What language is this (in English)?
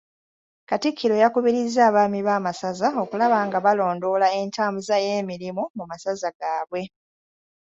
Ganda